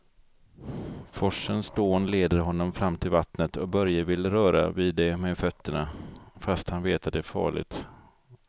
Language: Swedish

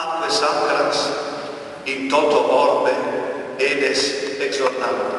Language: Polish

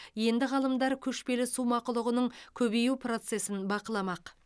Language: Kazakh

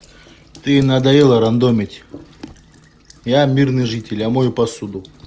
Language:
Russian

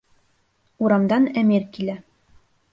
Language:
Bashkir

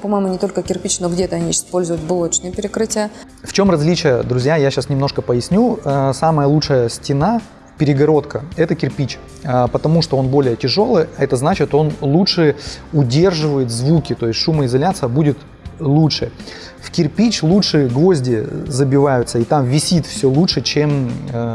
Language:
Russian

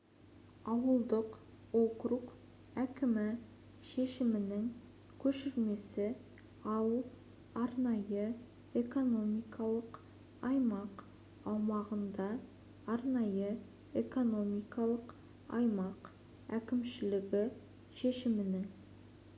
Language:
Kazakh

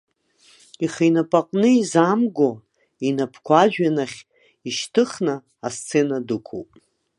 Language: Abkhazian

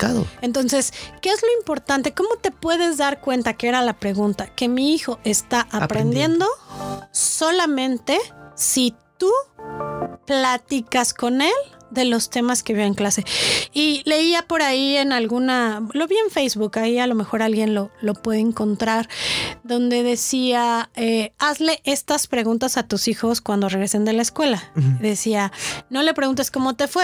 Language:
Spanish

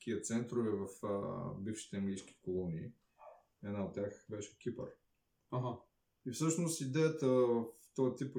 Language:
Bulgarian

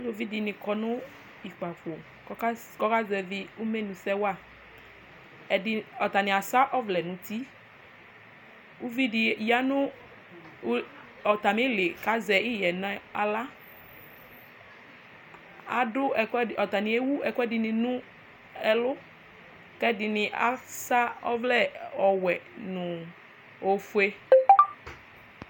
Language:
Ikposo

